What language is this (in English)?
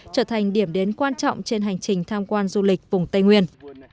Vietnamese